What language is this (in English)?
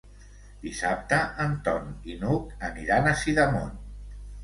Catalan